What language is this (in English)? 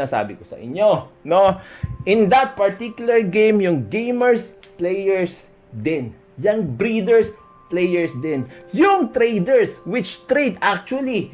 Filipino